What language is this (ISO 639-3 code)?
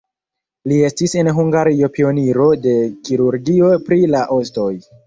epo